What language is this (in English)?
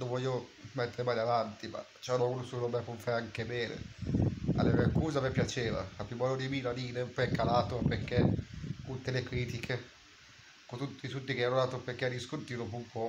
Italian